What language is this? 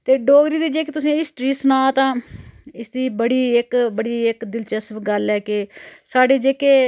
Dogri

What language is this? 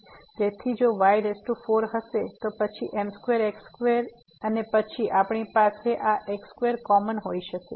Gujarati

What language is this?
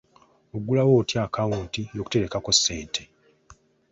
Ganda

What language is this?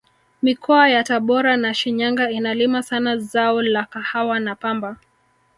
Swahili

